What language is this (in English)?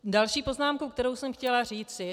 Czech